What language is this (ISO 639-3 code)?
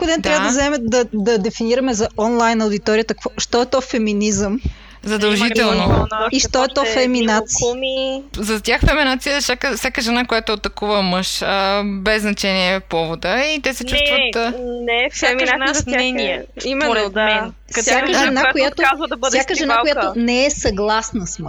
bul